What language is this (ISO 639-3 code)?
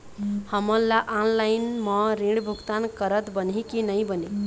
hne